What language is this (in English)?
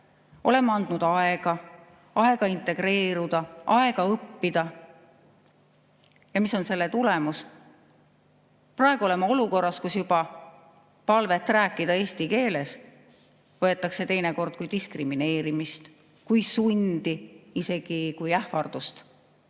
Estonian